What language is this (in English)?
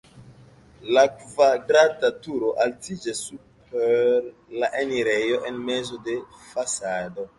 Esperanto